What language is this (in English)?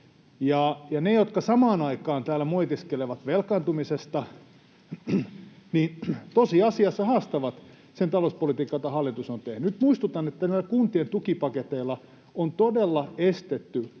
Finnish